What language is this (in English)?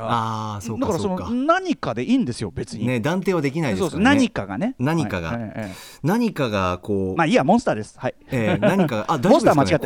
Japanese